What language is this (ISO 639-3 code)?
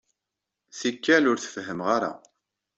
kab